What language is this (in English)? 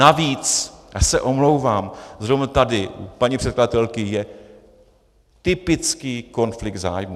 Czech